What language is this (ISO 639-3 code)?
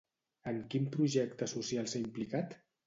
cat